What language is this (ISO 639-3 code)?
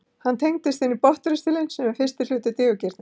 isl